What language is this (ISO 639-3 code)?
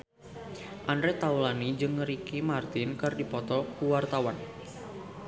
sun